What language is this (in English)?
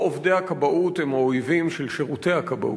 Hebrew